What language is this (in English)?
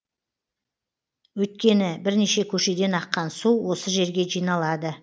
Kazakh